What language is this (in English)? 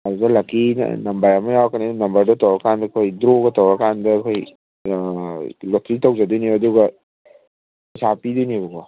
Manipuri